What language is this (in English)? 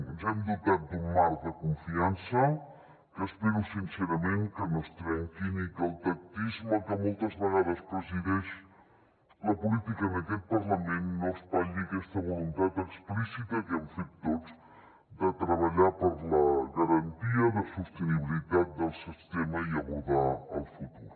Catalan